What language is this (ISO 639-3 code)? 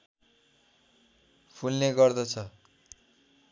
nep